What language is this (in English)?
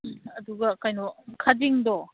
Manipuri